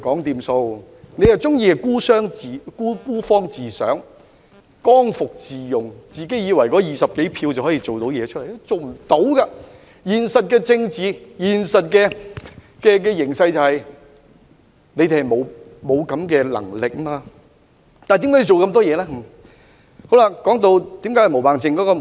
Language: Cantonese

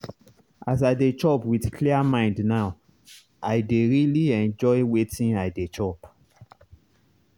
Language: Nigerian Pidgin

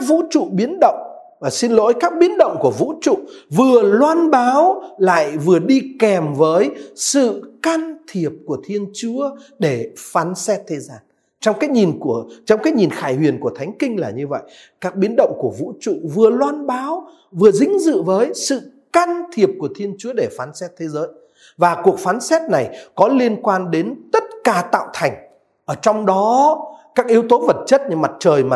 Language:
Vietnamese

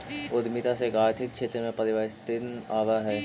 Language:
Magahi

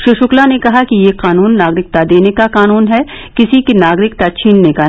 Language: Hindi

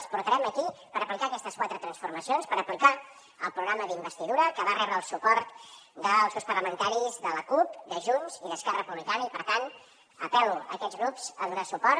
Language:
Catalan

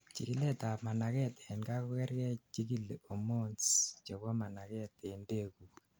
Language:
Kalenjin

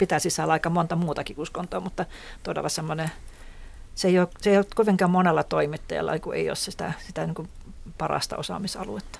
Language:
Finnish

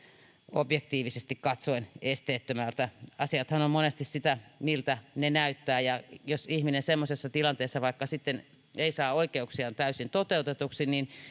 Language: Finnish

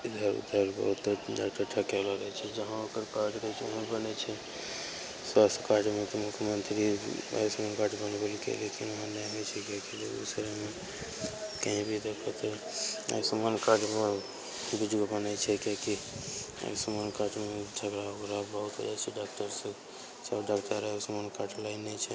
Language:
Maithili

